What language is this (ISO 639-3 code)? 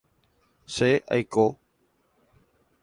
grn